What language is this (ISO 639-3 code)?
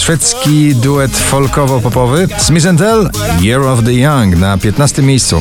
pol